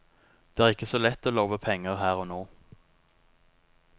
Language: Norwegian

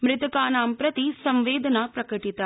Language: Sanskrit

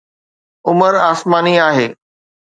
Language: Sindhi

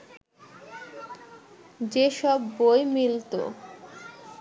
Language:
Bangla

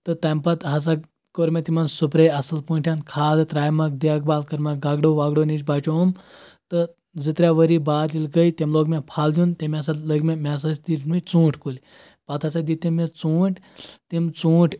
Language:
Kashmiri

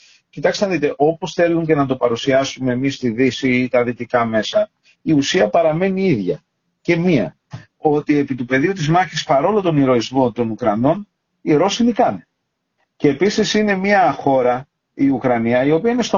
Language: Greek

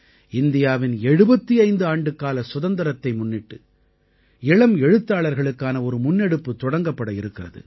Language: Tamil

